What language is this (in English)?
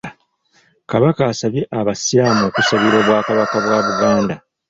Ganda